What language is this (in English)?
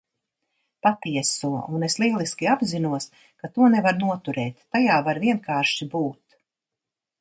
Latvian